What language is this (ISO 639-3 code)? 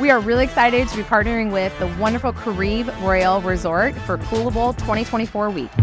eng